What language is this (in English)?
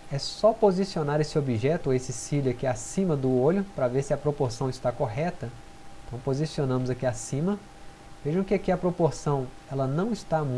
Portuguese